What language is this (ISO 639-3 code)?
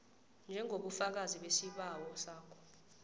nbl